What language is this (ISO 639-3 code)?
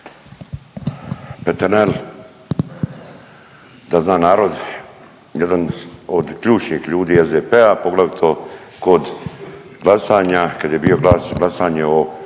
hrv